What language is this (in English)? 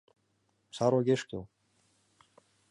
Mari